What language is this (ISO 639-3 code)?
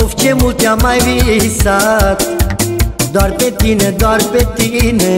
ron